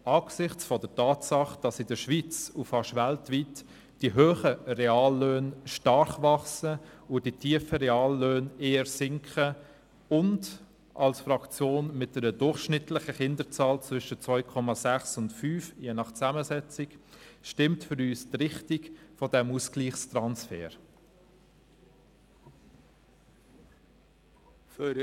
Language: Swiss German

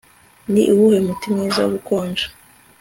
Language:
Kinyarwanda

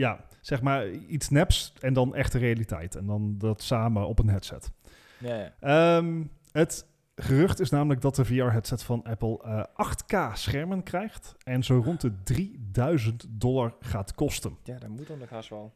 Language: Dutch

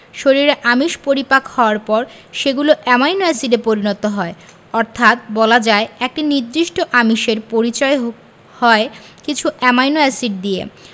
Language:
Bangla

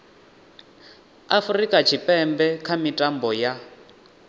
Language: Venda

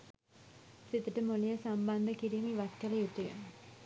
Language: Sinhala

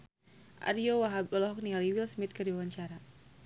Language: Sundanese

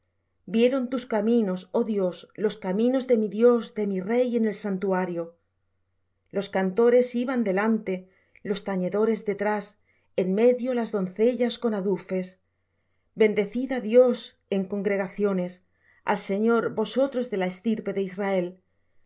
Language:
Spanish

